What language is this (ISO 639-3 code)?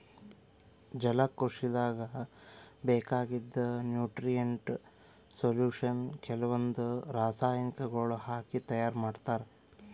kan